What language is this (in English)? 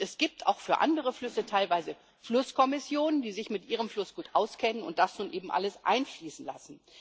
German